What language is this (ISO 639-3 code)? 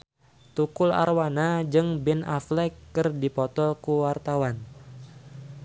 sun